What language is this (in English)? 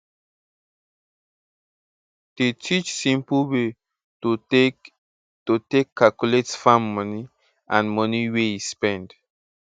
Nigerian Pidgin